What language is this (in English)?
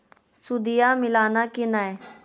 Magahi